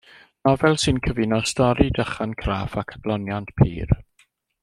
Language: Welsh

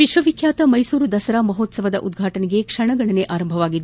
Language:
Kannada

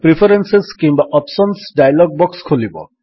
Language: Odia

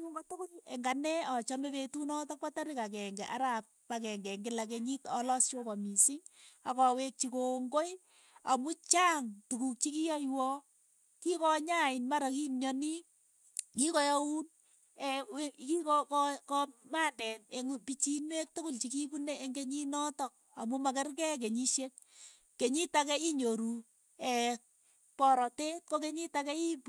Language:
Keiyo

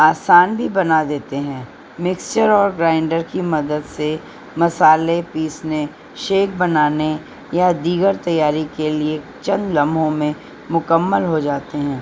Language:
Urdu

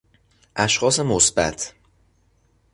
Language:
Persian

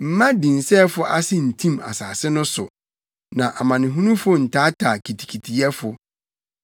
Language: Akan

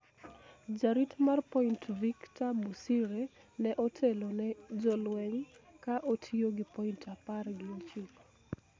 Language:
Luo (Kenya and Tanzania)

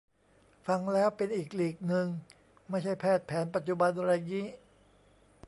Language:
Thai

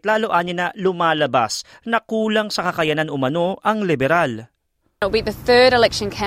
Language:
Filipino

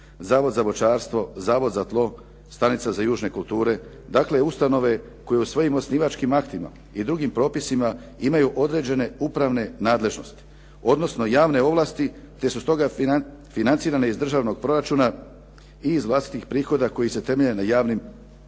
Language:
Croatian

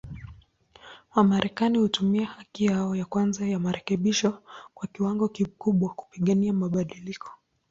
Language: Swahili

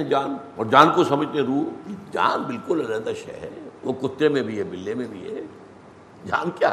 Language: Urdu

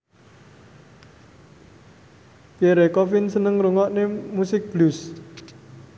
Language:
Javanese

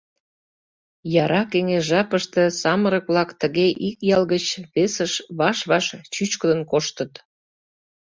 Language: Mari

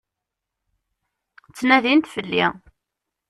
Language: Kabyle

